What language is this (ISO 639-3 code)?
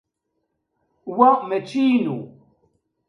kab